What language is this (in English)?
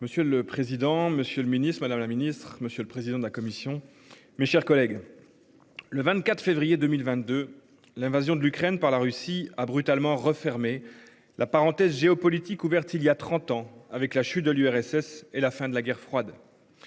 French